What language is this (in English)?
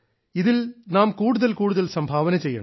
Malayalam